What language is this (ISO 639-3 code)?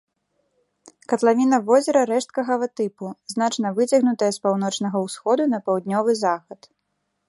bel